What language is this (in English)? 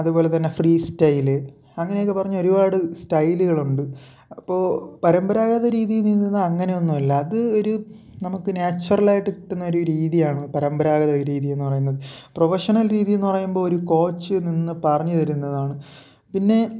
Malayalam